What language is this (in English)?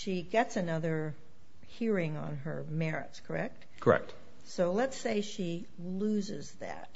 English